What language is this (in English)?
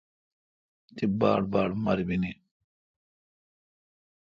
Kalkoti